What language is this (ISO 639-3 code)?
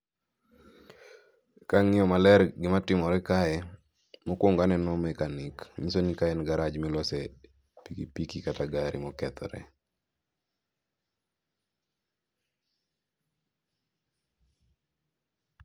luo